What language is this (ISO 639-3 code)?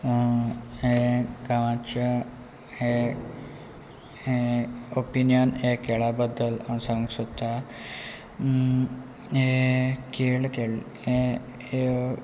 kok